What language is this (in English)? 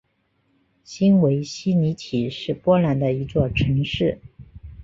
Chinese